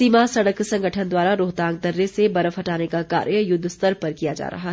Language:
Hindi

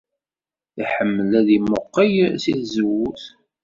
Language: Kabyle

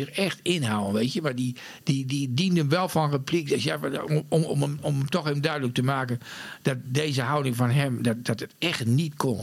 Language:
Dutch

